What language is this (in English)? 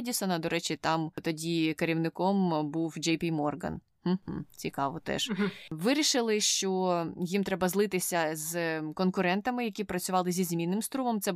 Ukrainian